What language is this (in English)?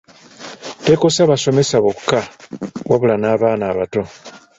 Ganda